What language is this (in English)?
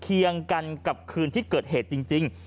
Thai